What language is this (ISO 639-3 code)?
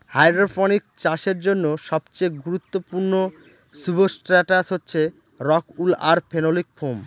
ben